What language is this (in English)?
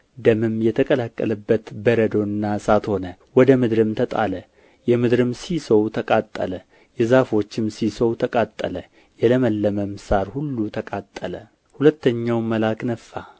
Amharic